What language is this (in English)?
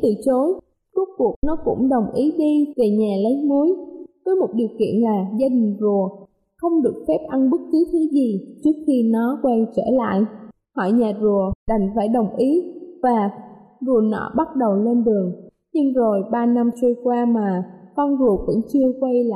Vietnamese